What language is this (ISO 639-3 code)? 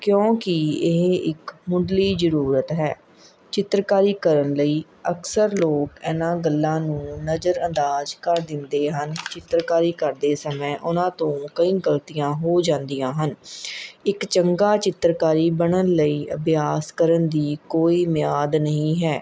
pan